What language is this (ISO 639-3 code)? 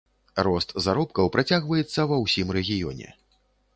bel